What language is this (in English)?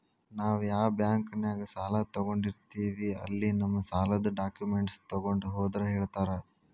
Kannada